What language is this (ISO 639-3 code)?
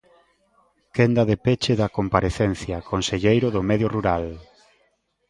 glg